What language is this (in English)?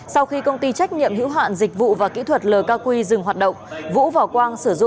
Vietnamese